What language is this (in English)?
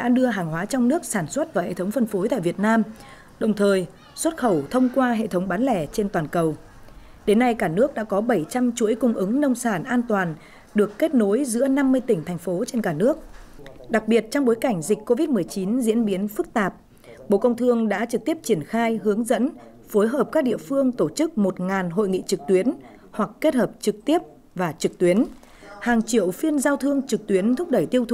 Vietnamese